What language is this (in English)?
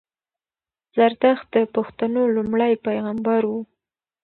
Pashto